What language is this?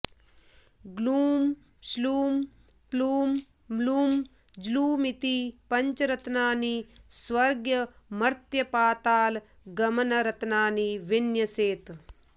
Sanskrit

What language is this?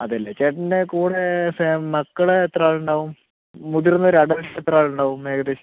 Malayalam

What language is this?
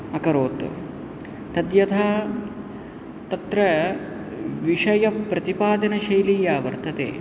Sanskrit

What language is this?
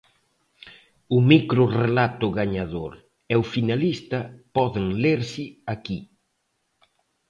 Galician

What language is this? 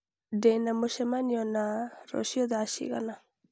Kikuyu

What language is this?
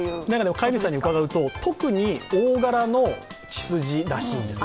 Japanese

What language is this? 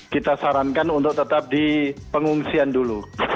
Indonesian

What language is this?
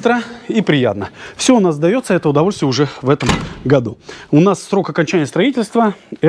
Russian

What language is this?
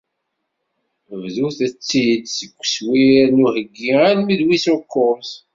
Kabyle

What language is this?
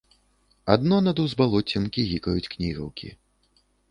Belarusian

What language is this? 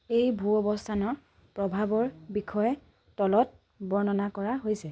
Assamese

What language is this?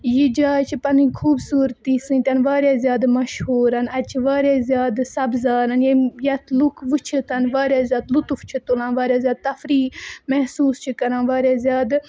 Kashmiri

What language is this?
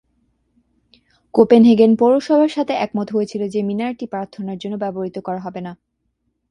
Bangla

